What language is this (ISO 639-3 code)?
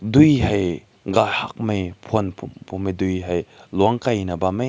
nbu